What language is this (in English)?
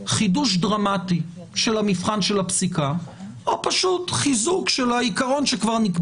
Hebrew